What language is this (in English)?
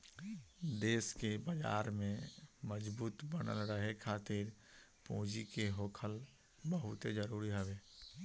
Bhojpuri